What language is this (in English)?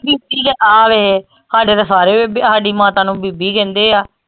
Punjabi